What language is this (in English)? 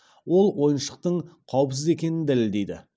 Kazakh